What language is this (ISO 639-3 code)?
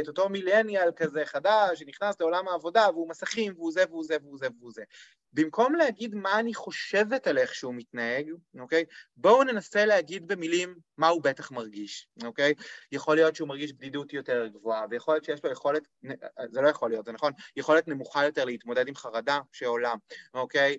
heb